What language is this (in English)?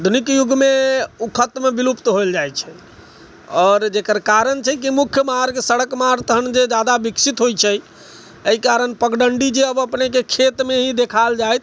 Maithili